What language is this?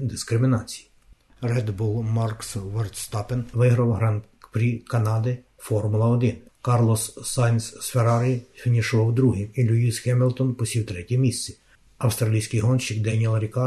Ukrainian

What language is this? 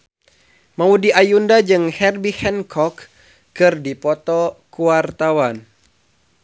Sundanese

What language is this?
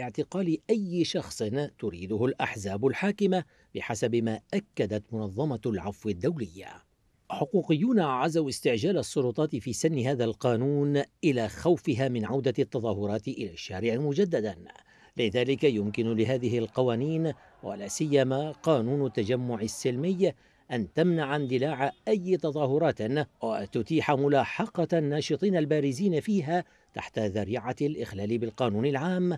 Arabic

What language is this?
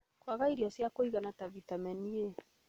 Kikuyu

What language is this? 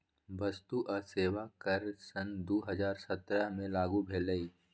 Magahi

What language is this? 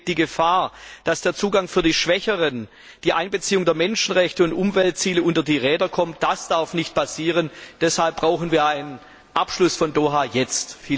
German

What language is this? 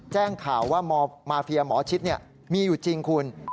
Thai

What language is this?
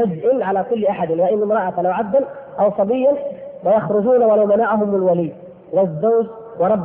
Arabic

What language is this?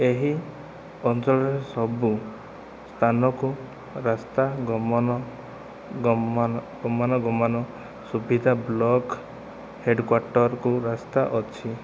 Odia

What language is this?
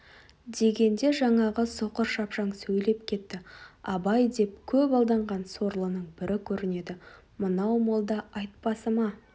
Kazakh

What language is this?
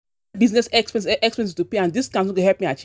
Nigerian Pidgin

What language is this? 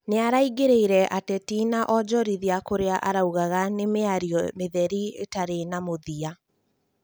Kikuyu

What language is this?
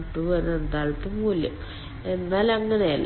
Malayalam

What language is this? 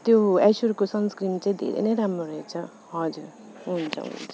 Nepali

